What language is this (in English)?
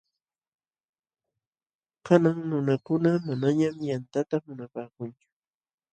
Jauja Wanca Quechua